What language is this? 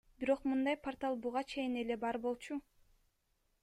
Kyrgyz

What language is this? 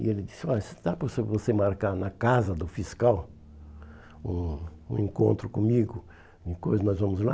Portuguese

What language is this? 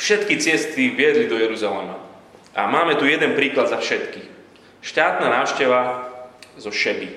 Slovak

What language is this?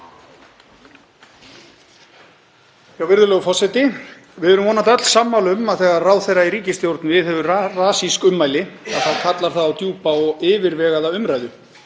Icelandic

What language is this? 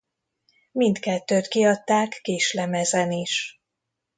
Hungarian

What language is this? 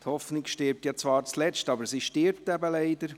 Swiss German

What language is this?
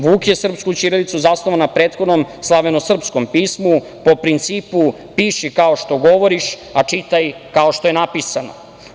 Serbian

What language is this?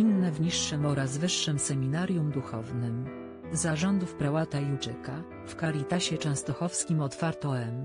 Polish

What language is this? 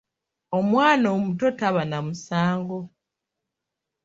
Ganda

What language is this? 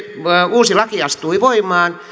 Finnish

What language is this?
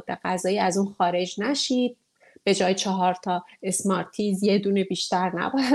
Persian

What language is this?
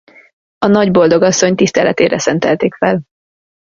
Hungarian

